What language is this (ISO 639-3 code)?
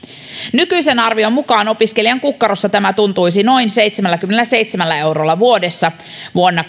fin